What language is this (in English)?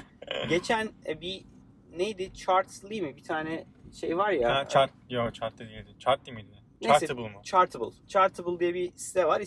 Turkish